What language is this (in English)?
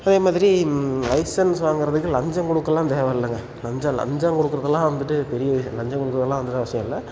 Tamil